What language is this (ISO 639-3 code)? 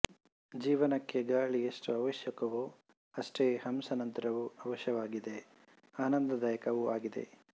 kan